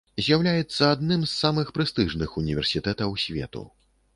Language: Belarusian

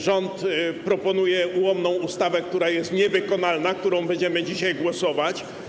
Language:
Polish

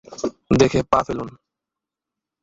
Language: Bangla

